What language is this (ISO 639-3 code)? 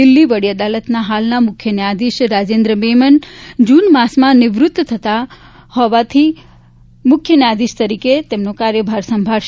guj